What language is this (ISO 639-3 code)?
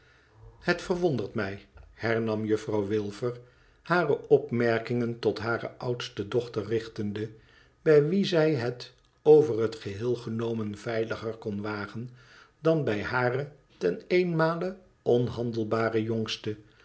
nld